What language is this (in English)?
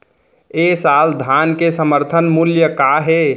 Chhattisgarhi